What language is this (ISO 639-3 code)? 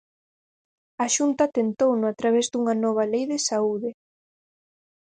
glg